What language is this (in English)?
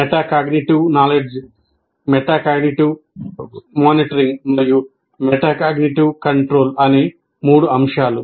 Telugu